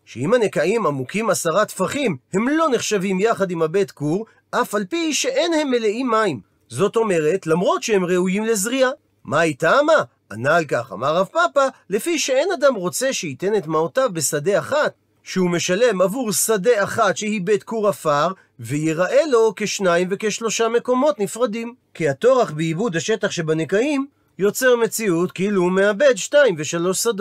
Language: Hebrew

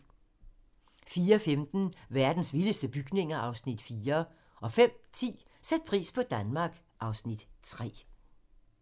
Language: Danish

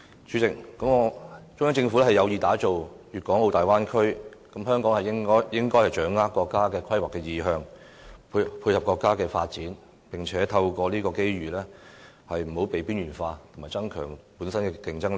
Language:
Cantonese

